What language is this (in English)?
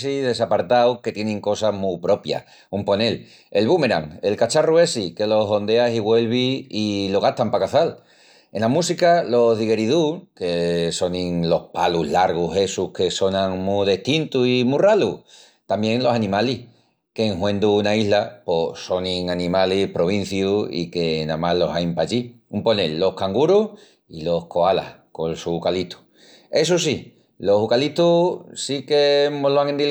Extremaduran